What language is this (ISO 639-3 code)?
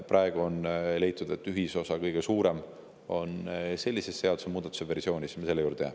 est